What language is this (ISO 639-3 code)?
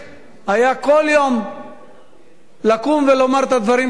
heb